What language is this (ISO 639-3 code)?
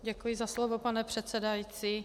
ces